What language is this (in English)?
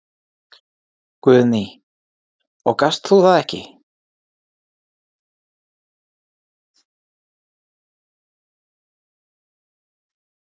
Icelandic